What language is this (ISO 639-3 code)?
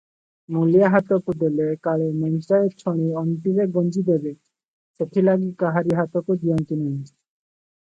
ori